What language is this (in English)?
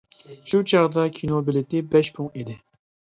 Uyghur